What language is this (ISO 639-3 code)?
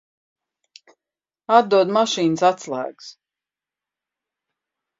lav